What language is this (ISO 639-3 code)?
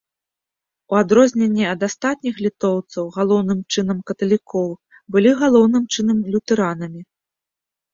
bel